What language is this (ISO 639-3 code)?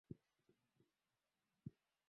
swa